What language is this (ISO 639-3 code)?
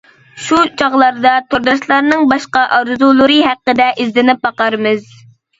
uig